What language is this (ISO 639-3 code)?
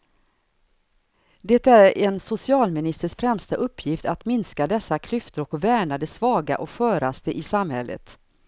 swe